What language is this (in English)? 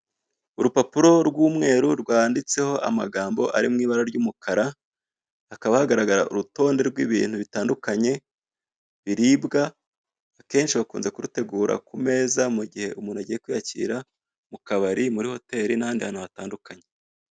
Kinyarwanda